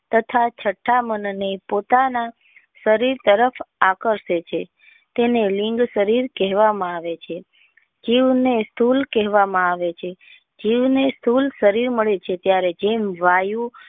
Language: Gujarati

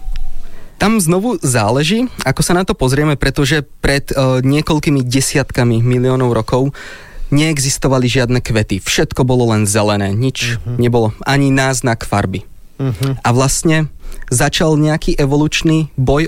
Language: Slovak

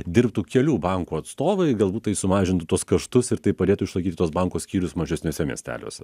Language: Lithuanian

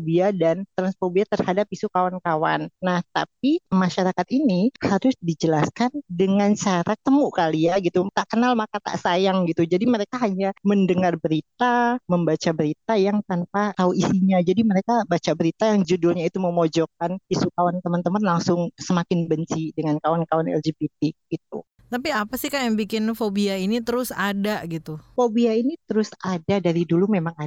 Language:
Indonesian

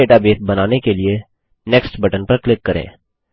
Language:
Hindi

